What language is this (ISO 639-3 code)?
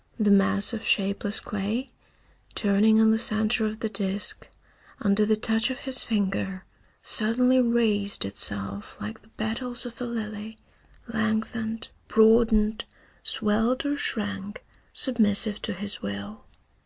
eng